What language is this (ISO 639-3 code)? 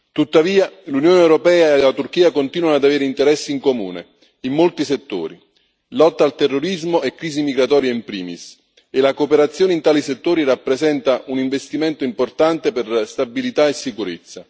ita